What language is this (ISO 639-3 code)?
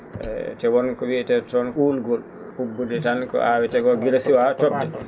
ful